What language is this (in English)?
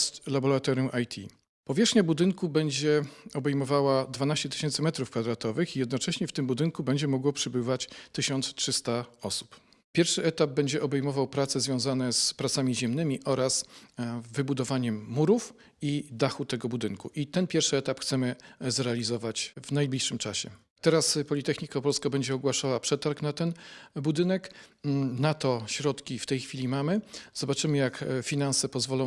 Polish